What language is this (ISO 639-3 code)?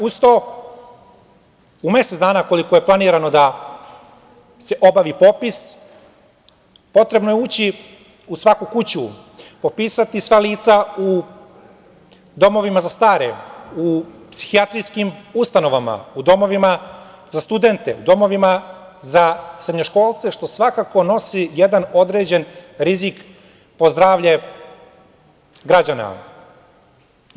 srp